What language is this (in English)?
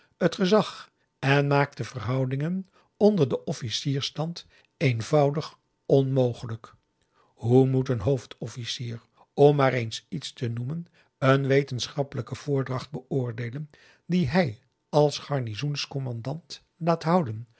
Dutch